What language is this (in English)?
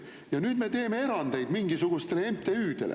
Estonian